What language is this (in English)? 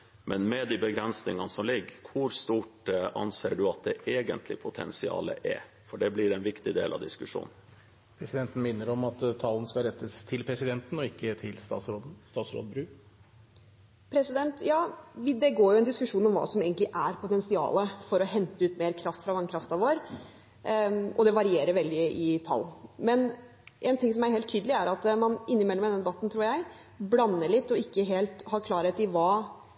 Norwegian